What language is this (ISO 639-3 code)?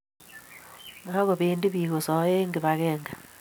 kln